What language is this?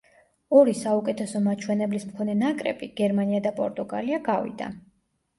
Georgian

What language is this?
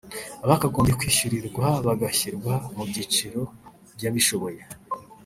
Kinyarwanda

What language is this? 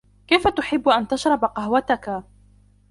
Arabic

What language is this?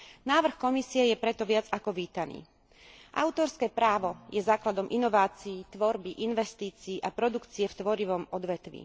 Slovak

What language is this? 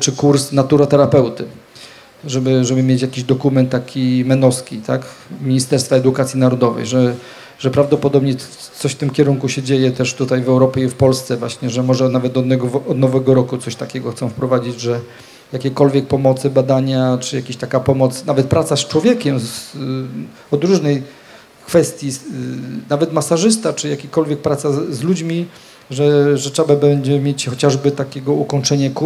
Polish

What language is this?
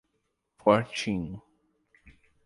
Portuguese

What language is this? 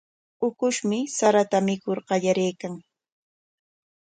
Corongo Ancash Quechua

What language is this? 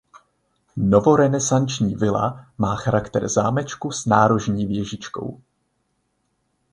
Czech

